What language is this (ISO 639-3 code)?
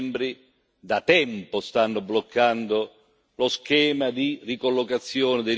ita